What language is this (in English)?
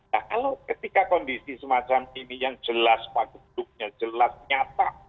Indonesian